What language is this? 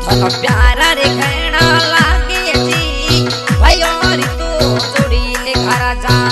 Romanian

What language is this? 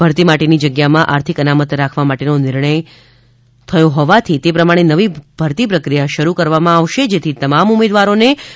Gujarati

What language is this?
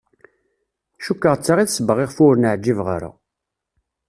Kabyle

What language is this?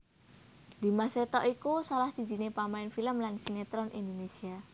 Javanese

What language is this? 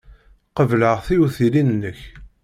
Kabyle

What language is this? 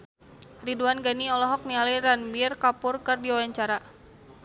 Sundanese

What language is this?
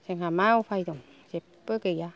Bodo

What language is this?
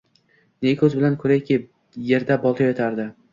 Uzbek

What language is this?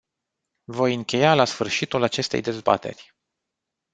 Romanian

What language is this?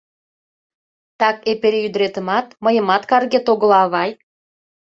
Mari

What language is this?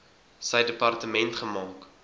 Afrikaans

